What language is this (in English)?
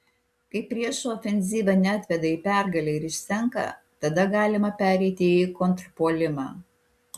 Lithuanian